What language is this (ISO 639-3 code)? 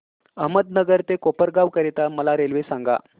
mar